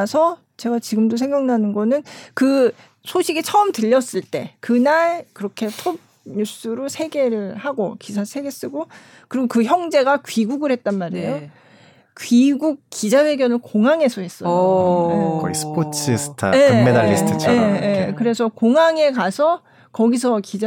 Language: Korean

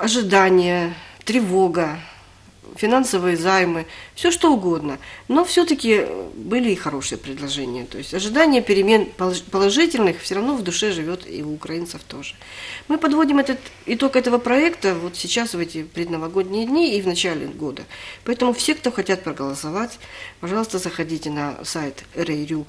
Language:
Russian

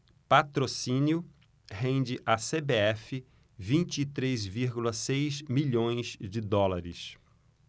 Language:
Portuguese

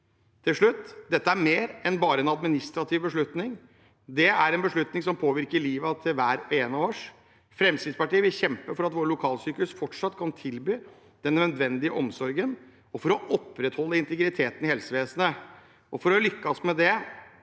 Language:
Norwegian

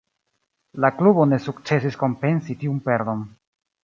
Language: Esperanto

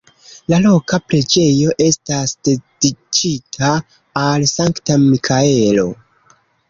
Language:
Esperanto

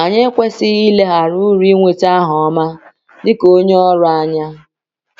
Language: Igbo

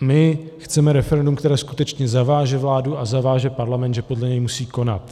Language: Czech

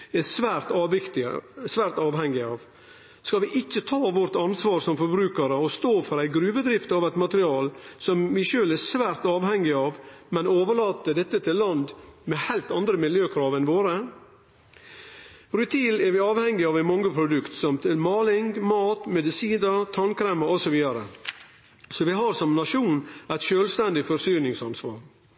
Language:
Norwegian Nynorsk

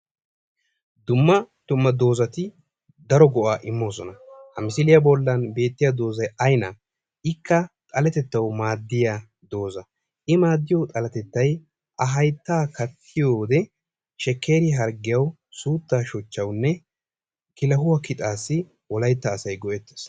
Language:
Wolaytta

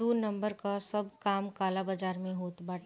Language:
Bhojpuri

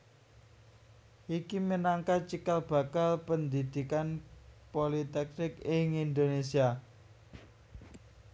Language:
Javanese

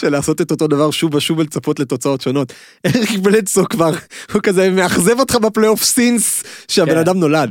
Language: Hebrew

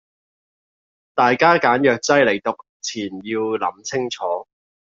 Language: Cantonese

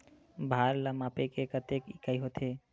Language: Chhattisgarhi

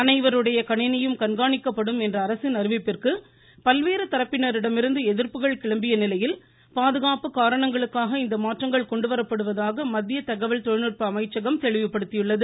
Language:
Tamil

